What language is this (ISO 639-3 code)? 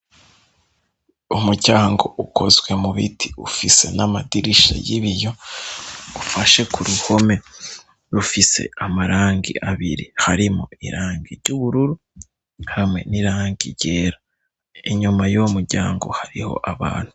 run